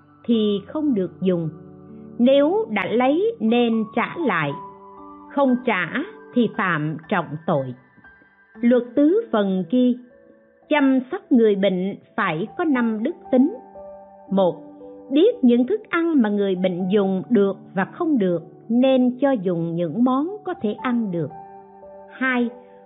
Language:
Vietnamese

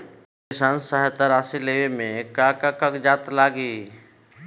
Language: Bhojpuri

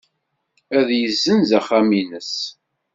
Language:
Kabyle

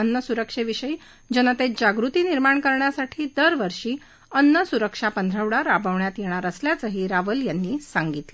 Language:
Marathi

